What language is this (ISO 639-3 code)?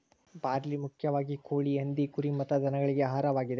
kan